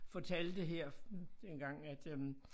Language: Danish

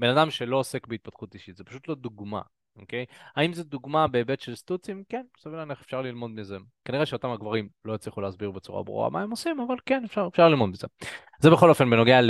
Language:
Hebrew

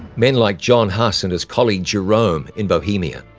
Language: English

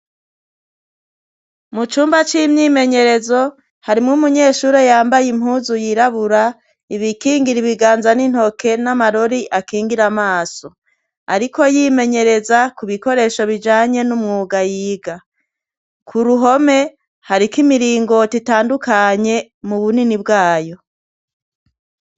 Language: Rundi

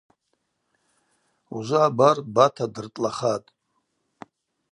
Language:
Abaza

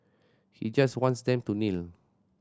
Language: English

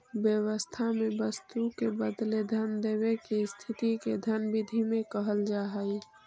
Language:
Magahi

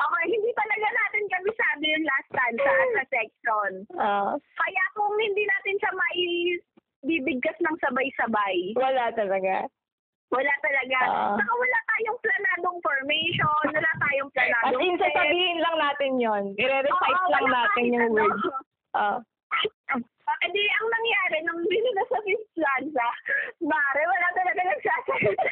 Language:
Filipino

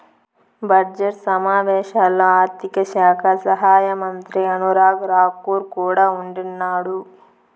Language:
Telugu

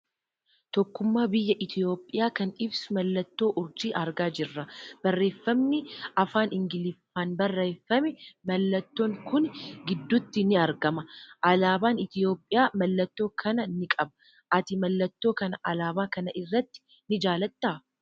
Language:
Oromo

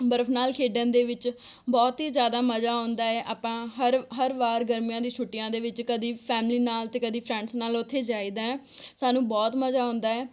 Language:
Punjabi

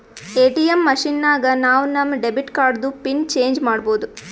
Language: Kannada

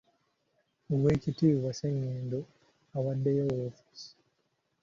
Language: Ganda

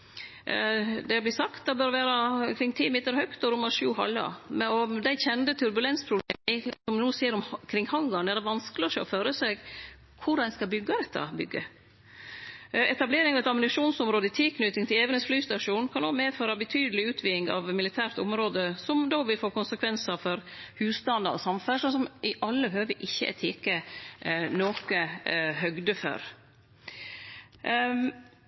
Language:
Norwegian Nynorsk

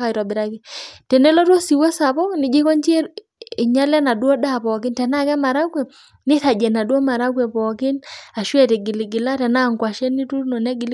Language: Masai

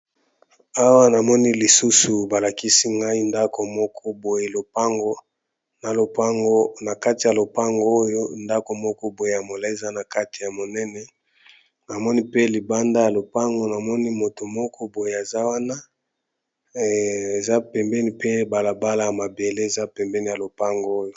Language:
Lingala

